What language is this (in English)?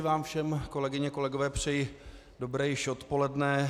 Czech